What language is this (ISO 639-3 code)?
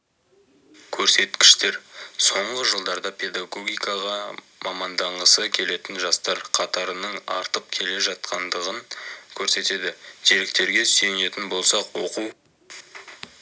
kaz